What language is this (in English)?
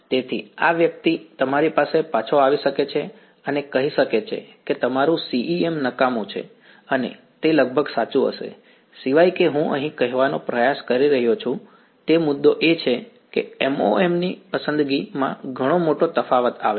Gujarati